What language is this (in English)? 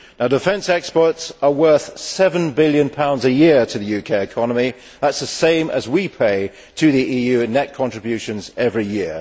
English